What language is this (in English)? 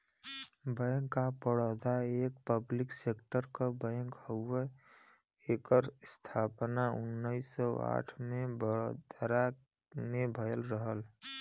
Bhojpuri